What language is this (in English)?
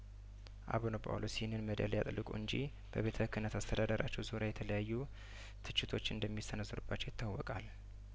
Amharic